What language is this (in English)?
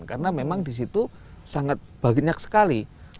Indonesian